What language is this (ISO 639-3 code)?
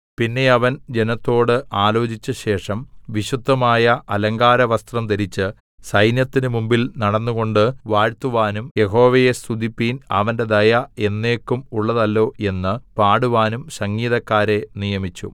mal